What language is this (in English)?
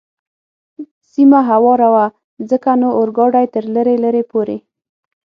Pashto